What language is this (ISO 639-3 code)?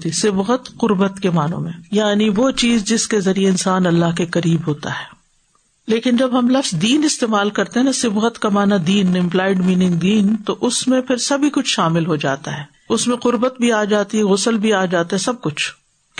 urd